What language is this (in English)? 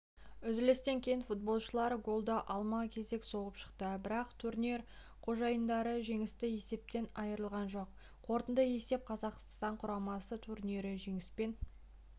Kazakh